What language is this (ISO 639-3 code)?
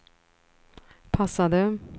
swe